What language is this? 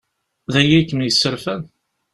Kabyle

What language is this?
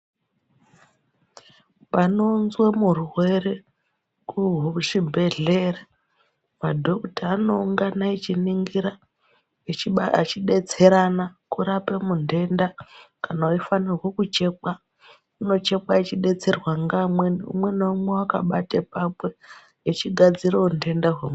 Ndau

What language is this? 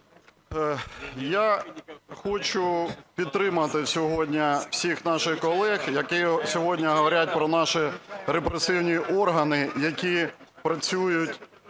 Ukrainian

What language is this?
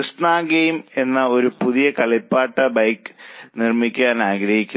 Malayalam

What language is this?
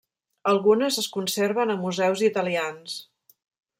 Catalan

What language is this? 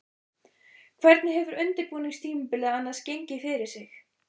Icelandic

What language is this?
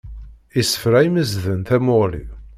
Kabyle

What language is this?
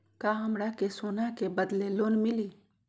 Magahi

